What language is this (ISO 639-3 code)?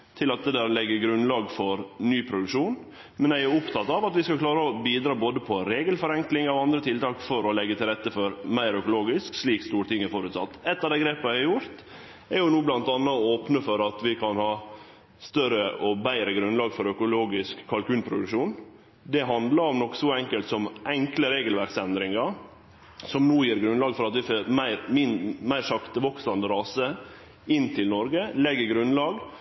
nno